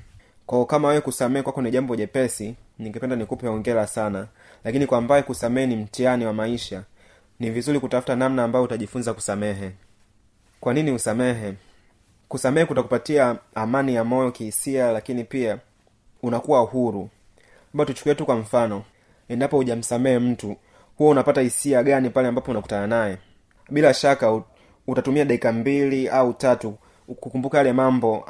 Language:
Swahili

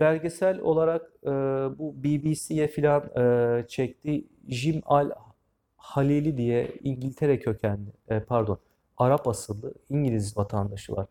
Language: Turkish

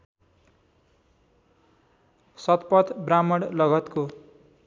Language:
Nepali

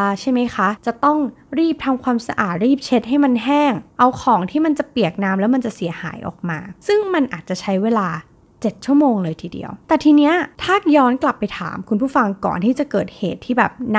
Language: Thai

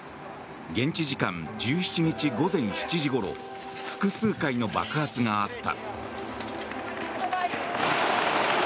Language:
Japanese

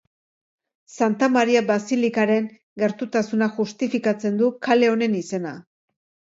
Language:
Basque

